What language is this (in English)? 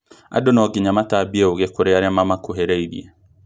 Kikuyu